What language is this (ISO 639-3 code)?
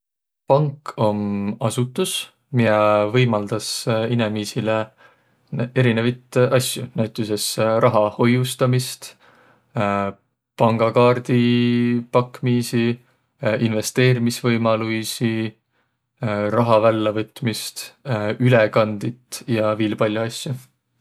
vro